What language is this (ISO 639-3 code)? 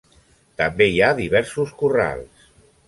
cat